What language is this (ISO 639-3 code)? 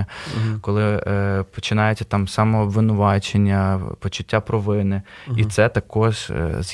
ukr